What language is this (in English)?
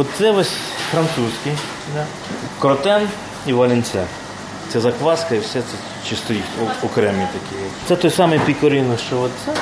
Ukrainian